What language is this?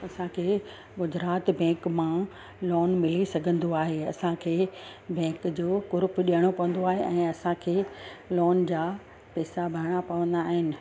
Sindhi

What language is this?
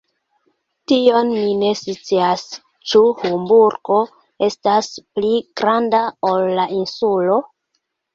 Esperanto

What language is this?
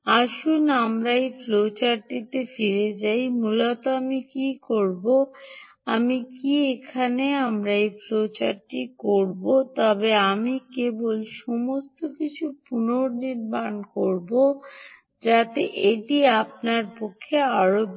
Bangla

